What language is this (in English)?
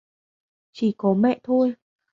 Vietnamese